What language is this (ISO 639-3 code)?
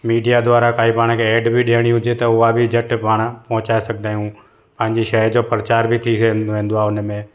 snd